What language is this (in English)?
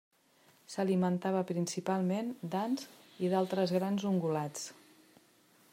Catalan